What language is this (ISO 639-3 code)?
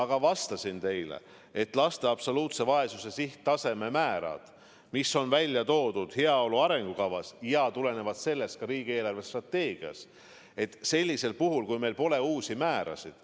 est